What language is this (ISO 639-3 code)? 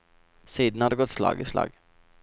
nor